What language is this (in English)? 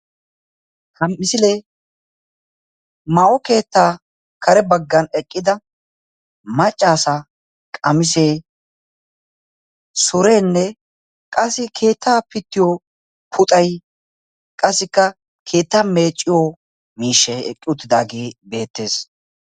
Wolaytta